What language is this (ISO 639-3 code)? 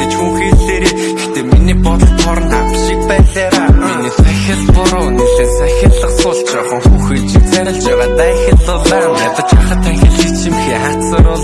mon